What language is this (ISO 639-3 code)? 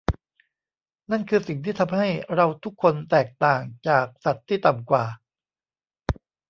tha